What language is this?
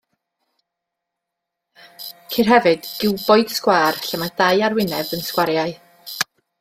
Welsh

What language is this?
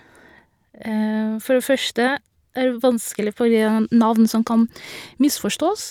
Norwegian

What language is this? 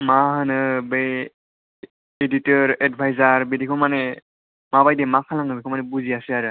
Bodo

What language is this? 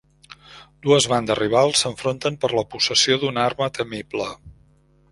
Catalan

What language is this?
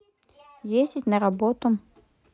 Russian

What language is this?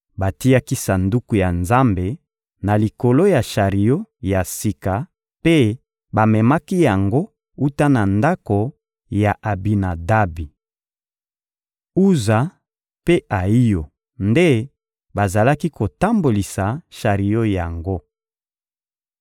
Lingala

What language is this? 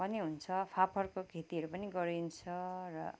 Nepali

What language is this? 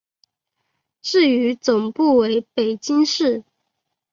Chinese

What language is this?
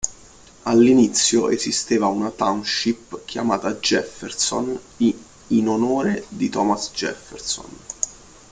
Italian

